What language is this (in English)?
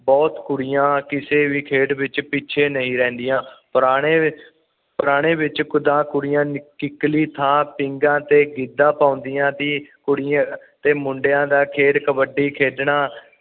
Punjabi